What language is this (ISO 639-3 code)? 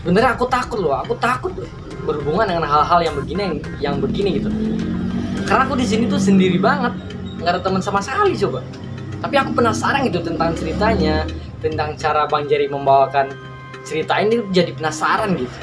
ind